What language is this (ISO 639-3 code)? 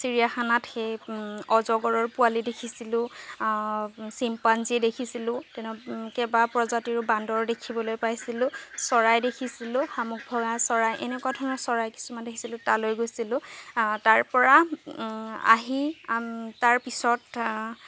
asm